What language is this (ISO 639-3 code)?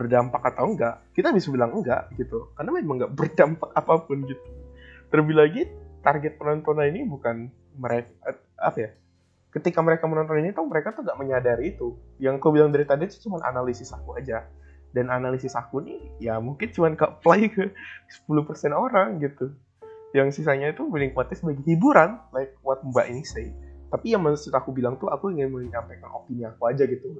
ind